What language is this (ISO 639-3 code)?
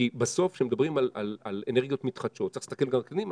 heb